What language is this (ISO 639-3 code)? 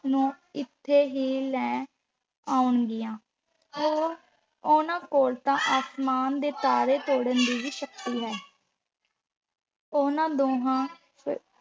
pan